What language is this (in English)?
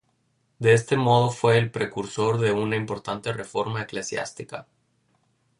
Spanish